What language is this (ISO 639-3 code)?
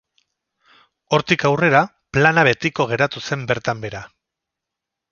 eus